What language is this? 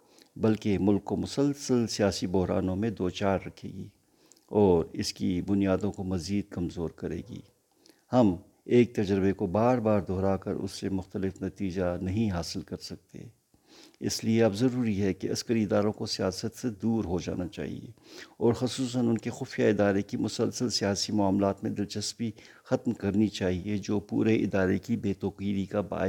Urdu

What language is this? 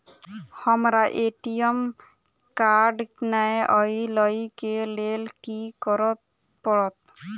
Maithili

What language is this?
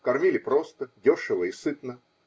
Russian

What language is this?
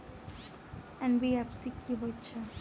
Maithili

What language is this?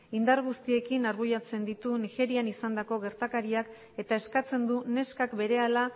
Basque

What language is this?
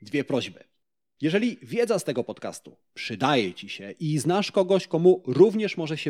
Polish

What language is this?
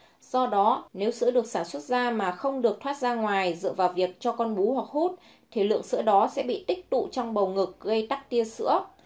Vietnamese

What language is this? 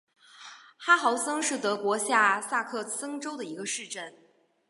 Chinese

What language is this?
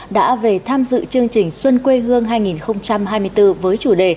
Vietnamese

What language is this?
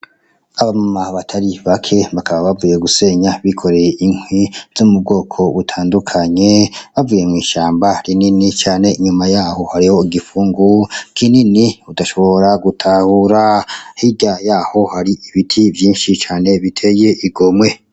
Rundi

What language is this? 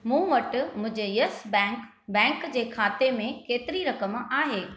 Sindhi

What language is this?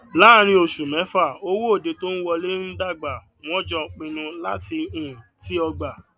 Yoruba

